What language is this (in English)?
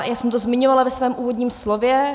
Czech